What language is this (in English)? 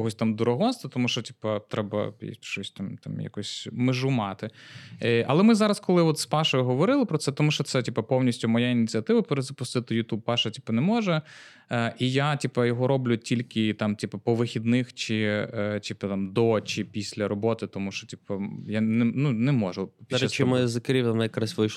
Ukrainian